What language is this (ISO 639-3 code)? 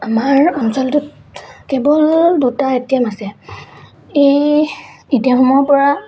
asm